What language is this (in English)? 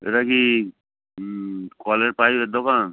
Bangla